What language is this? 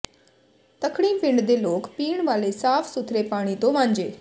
Punjabi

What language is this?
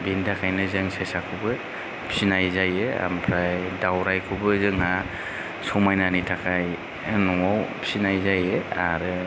Bodo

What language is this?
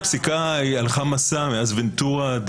Hebrew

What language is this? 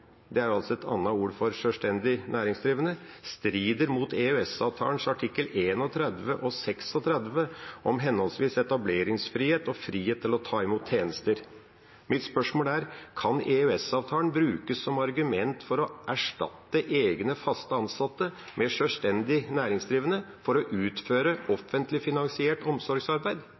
Norwegian Bokmål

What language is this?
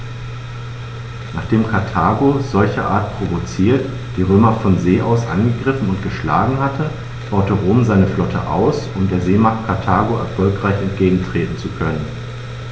German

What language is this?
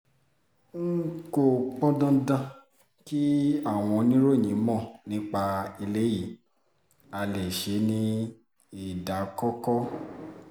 Yoruba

